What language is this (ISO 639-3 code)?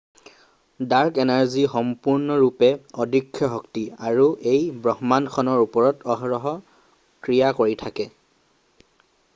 asm